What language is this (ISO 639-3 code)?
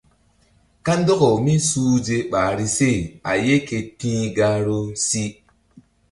mdd